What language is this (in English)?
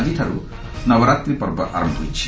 Odia